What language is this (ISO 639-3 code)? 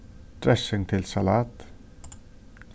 fao